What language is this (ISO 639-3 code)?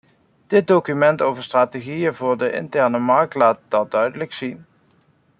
nld